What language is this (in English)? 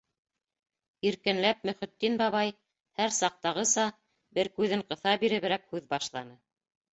Bashkir